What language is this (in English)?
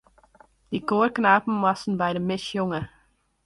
Western Frisian